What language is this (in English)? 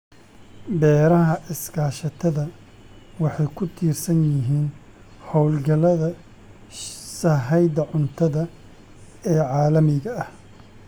Somali